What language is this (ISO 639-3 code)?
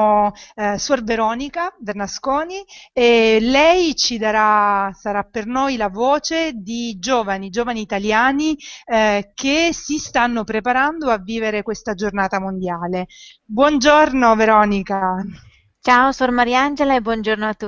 ita